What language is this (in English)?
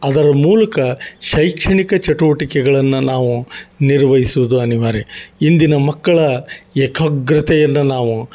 Kannada